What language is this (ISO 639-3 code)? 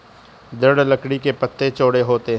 hin